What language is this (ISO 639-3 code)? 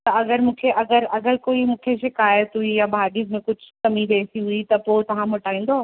snd